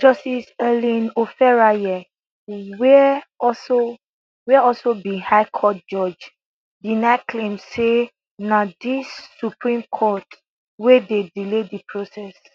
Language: Nigerian Pidgin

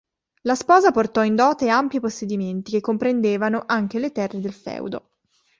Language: Italian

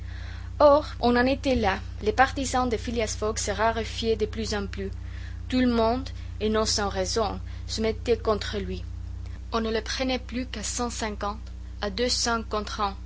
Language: French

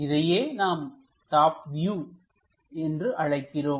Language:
Tamil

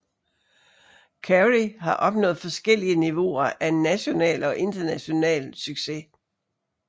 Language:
Danish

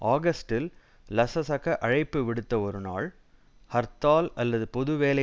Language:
Tamil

